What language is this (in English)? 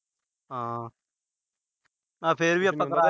Punjabi